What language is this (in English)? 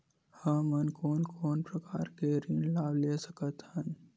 Chhattisgarhi